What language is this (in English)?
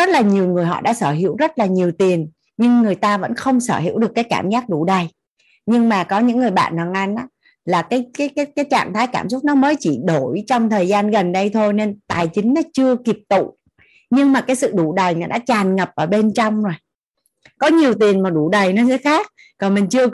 Vietnamese